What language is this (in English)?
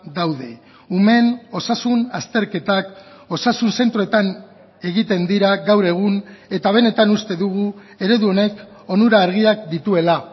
Basque